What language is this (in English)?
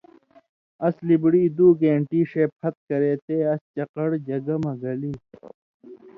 Indus Kohistani